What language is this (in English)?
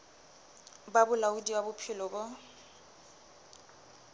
Southern Sotho